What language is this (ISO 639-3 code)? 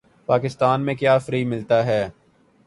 urd